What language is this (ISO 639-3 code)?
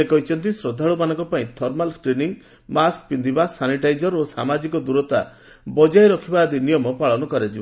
ori